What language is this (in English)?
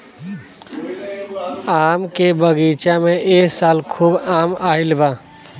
Bhojpuri